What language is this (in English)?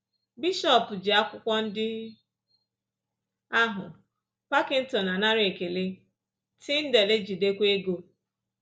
Igbo